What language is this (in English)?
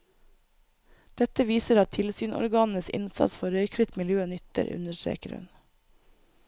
Norwegian